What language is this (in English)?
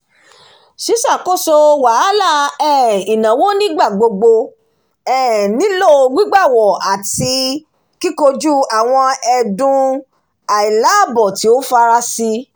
Yoruba